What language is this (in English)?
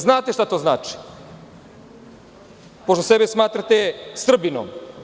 Serbian